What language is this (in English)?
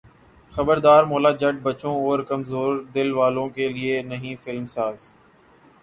Urdu